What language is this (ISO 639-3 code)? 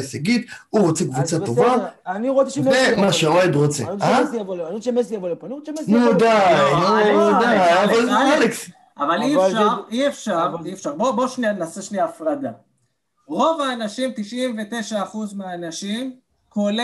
heb